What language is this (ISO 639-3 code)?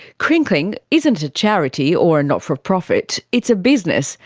eng